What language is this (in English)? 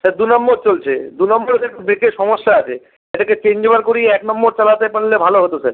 Bangla